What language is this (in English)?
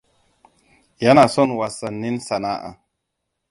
Hausa